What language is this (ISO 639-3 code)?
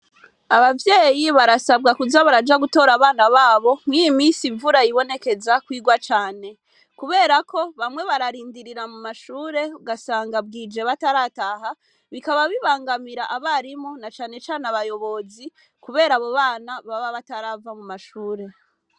run